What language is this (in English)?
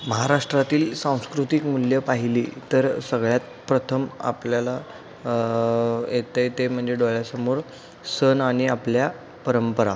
Marathi